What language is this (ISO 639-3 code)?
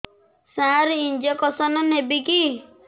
ori